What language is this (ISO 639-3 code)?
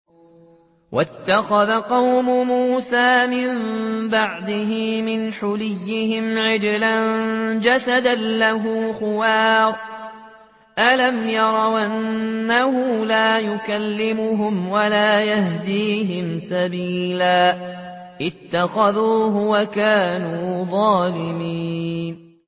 ara